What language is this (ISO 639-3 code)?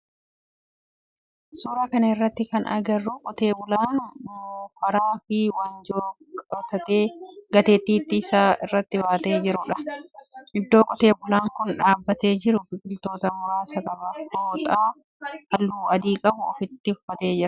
orm